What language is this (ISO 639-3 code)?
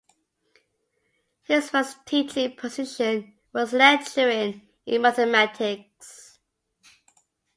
eng